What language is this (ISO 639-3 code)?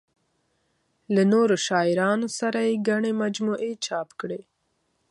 pus